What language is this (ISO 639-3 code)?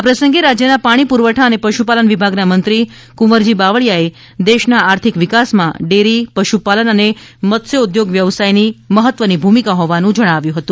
guj